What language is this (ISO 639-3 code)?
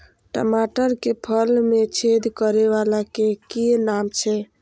mai